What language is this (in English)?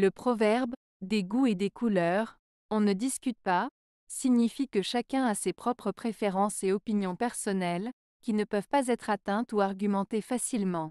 French